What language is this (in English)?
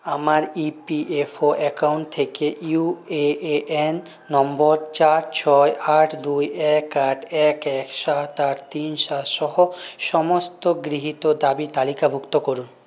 Bangla